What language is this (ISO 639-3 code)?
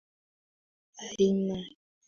swa